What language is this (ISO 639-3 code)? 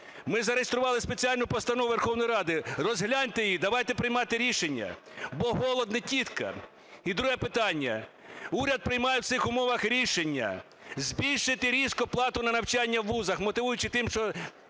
ukr